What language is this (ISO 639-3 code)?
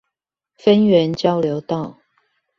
zho